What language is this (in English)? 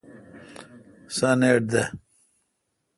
Kalkoti